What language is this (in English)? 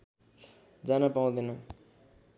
Nepali